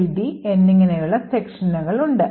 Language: Malayalam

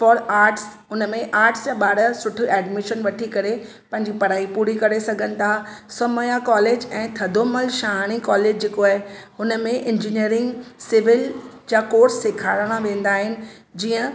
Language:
Sindhi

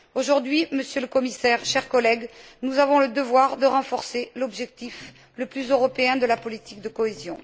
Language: French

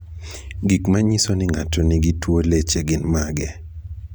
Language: Luo (Kenya and Tanzania)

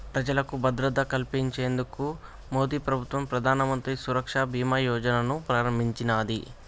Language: Telugu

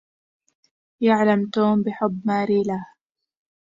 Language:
Arabic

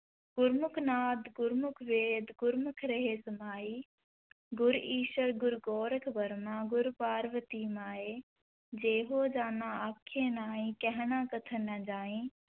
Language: Punjabi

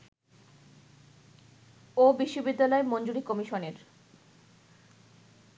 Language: Bangla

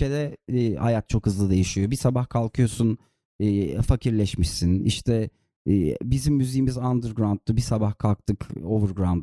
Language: Turkish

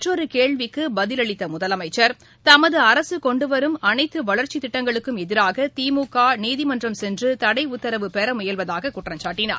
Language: Tamil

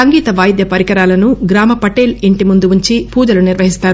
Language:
Telugu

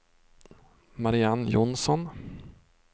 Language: Swedish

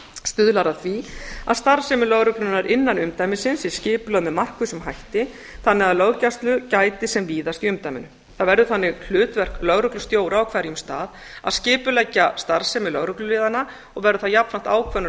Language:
Icelandic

